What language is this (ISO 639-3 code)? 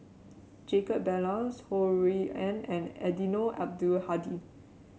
eng